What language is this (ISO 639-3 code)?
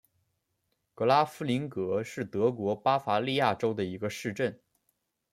zho